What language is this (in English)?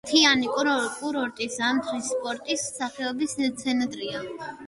Georgian